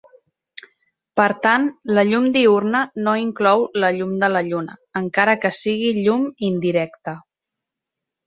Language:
Catalan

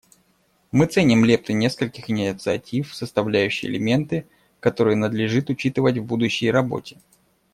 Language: Russian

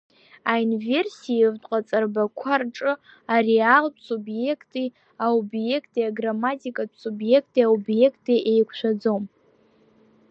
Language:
Abkhazian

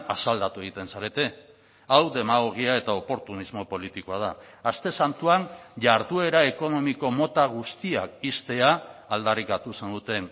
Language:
Basque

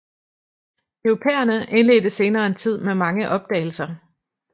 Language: Danish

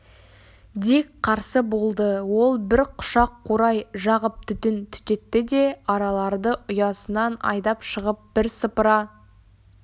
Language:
Kazakh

